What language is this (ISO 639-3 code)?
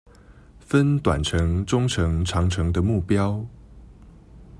zho